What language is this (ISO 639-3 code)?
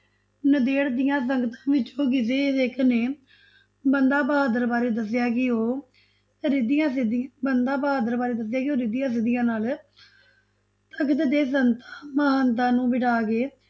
pan